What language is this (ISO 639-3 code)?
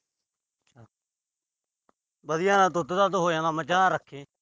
pan